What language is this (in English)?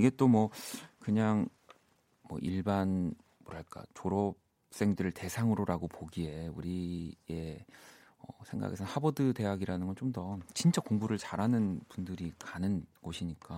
Korean